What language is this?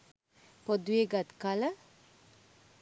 Sinhala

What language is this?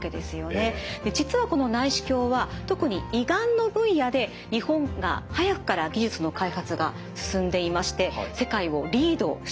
Japanese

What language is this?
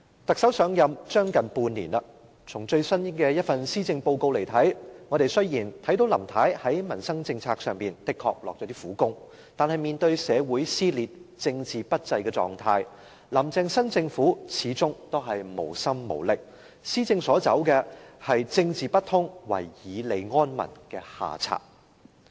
Cantonese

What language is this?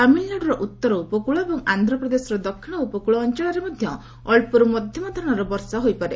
Odia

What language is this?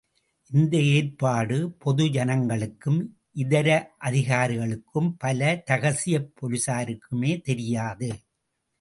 Tamil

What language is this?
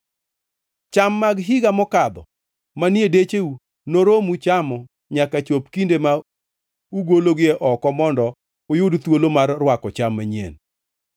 Luo (Kenya and Tanzania)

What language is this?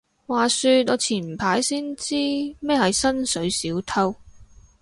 Cantonese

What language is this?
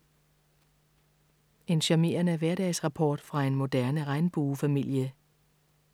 Danish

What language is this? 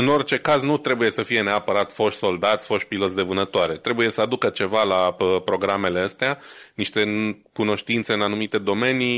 Romanian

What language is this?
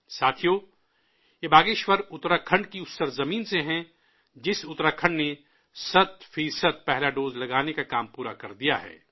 Urdu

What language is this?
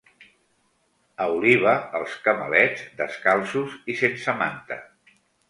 Catalan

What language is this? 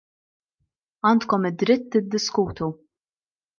Maltese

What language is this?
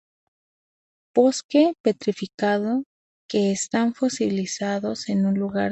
Spanish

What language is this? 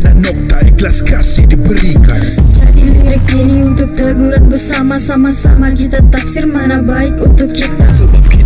Malay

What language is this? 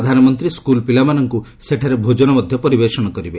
Odia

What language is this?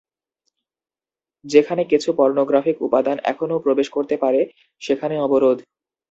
Bangla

